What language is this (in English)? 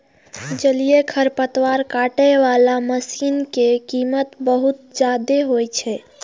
Maithili